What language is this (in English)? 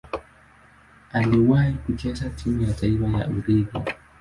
Swahili